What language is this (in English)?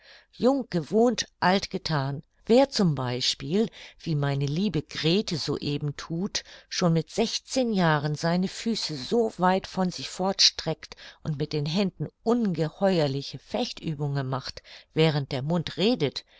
German